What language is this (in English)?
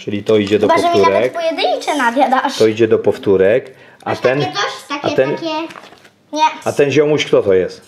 Polish